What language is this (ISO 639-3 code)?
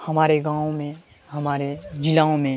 urd